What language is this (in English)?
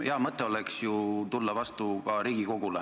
Estonian